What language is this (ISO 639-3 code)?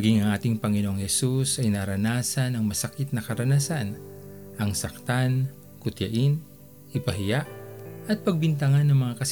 fil